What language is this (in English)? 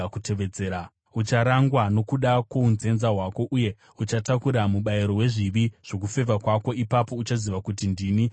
Shona